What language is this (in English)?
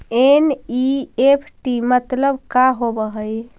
Magahi